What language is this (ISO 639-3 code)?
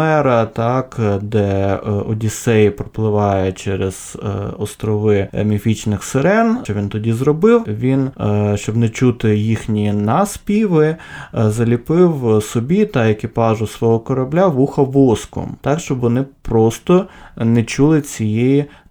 ukr